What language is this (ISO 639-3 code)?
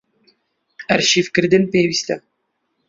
ckb